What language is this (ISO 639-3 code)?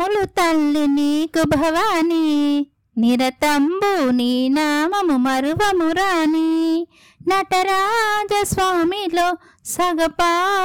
tel